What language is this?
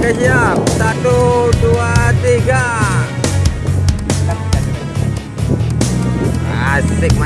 Indonesian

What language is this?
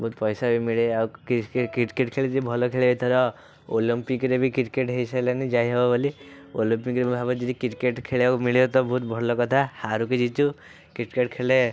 Odia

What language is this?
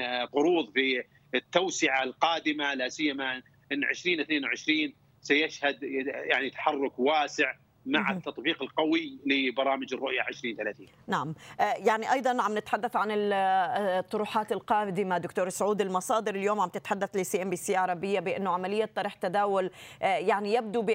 Arabic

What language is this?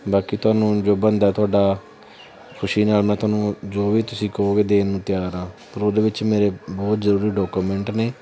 Punjabi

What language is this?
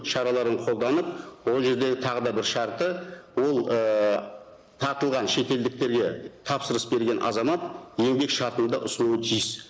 Kazakh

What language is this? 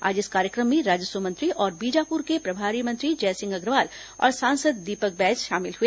Hindi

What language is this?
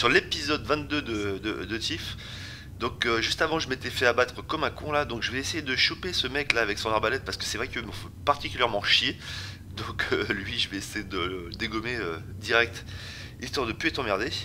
French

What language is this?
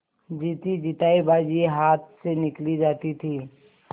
Hindi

